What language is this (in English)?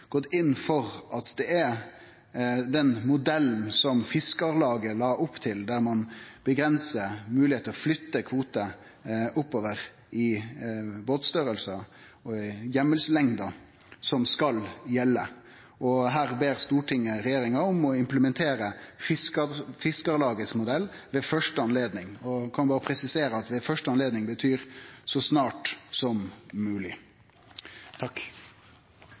Norwegian Nynorsk